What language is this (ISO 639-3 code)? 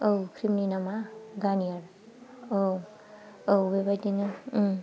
brx